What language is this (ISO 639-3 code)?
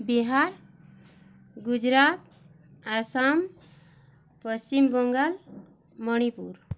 ori